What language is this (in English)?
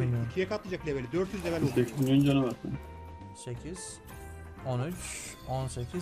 Turkish